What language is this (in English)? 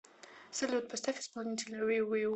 Russian